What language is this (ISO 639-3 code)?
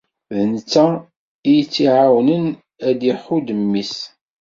kab